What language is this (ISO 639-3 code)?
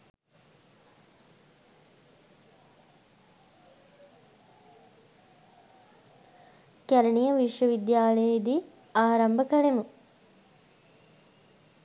sin